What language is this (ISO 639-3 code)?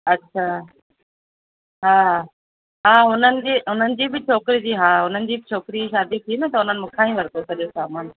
snd